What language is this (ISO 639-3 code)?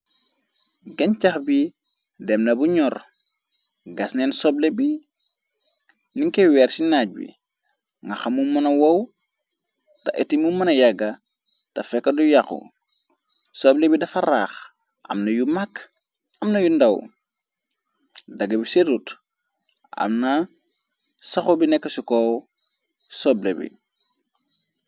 wol